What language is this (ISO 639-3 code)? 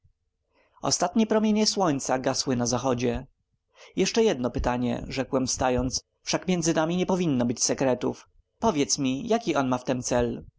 pol